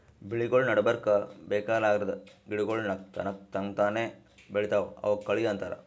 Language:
Kannada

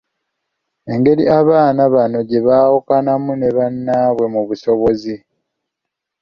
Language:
Ganda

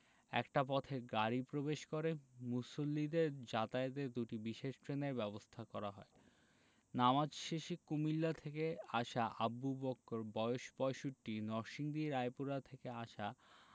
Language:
Bangla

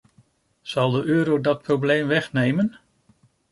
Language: Dutch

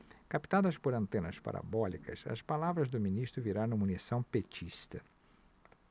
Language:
Portuguese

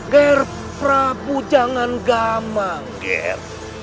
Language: Indonesian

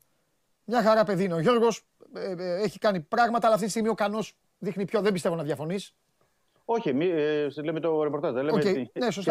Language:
Greek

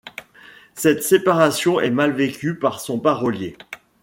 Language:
French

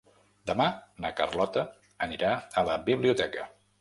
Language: Catalan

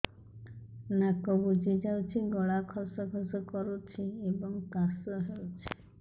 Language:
Odia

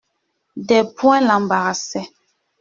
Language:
French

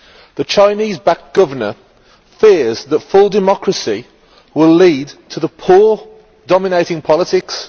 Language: English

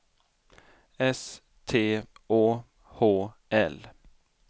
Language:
Swedish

